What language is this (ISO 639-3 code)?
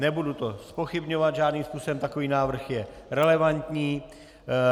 ces